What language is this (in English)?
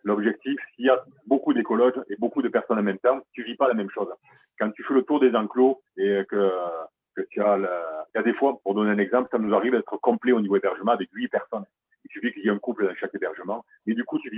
French